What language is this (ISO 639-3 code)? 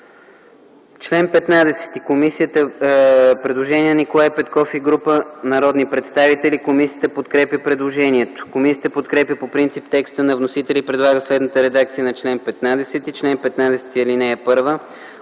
bul